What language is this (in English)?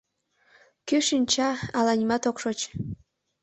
Mari